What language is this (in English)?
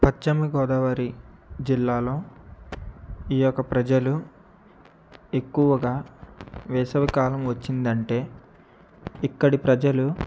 Telugu